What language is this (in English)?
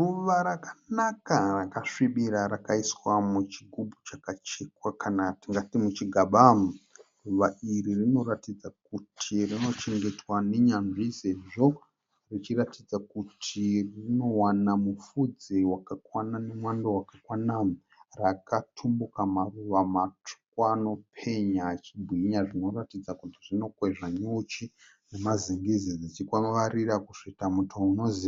Shona